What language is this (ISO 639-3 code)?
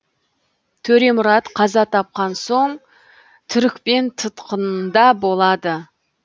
kaz